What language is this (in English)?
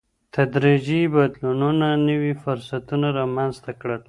Pashto